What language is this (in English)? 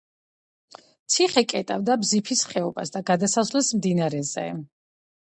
Georgian